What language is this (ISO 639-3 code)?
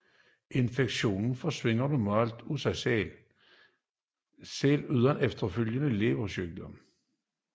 dan